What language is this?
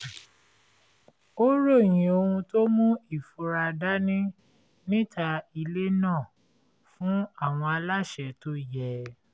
Yoruba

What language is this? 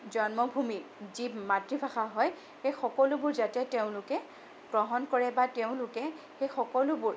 Assamese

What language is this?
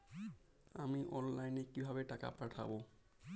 Bangla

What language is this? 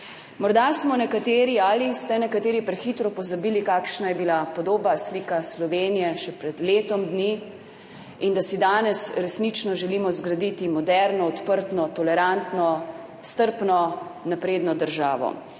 Slovenian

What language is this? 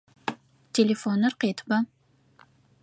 Adyghe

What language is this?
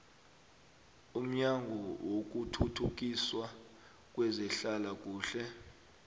South Ndebele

